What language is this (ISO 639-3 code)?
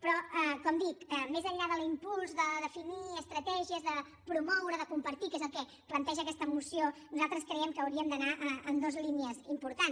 cat